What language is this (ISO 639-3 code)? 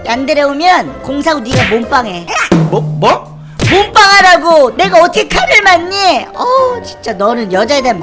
kor